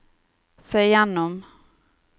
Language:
Norwegian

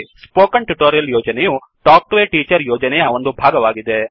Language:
Kannada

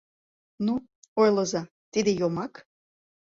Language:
Mari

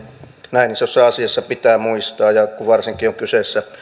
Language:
Finnish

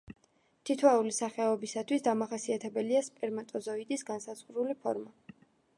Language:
Georgian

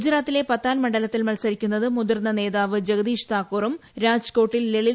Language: Malayalam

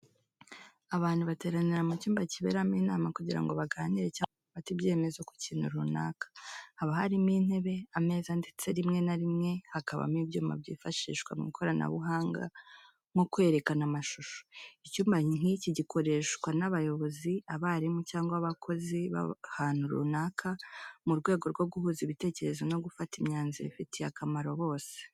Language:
Kinyarwanda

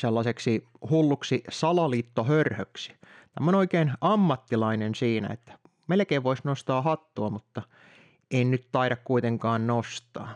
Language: Finnish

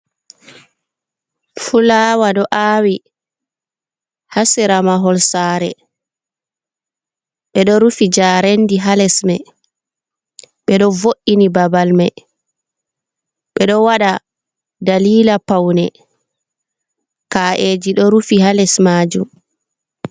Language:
Fula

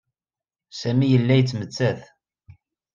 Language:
Kabyle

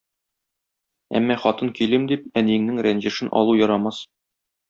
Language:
Tatar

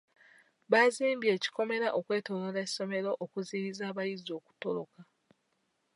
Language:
Ganda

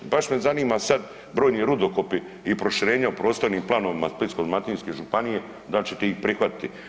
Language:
Croatian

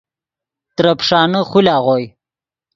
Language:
Yidgha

